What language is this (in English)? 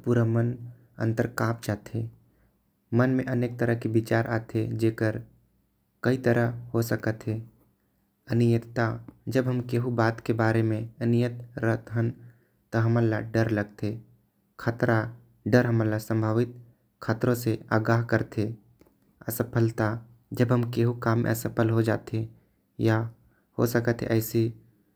Korwa